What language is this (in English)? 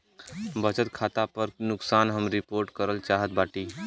Bhojpuri